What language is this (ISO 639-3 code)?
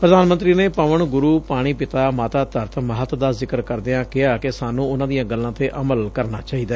pan